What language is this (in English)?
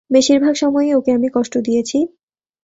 Bangla